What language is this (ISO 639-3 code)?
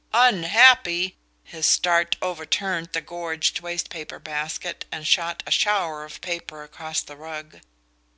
eng